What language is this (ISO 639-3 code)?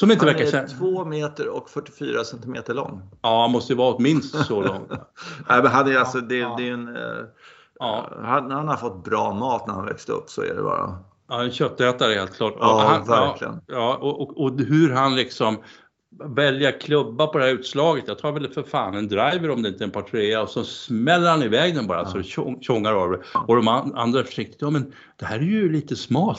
swe